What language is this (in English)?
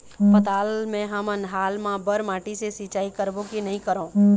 Chhattisgarhi